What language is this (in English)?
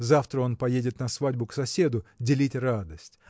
Russian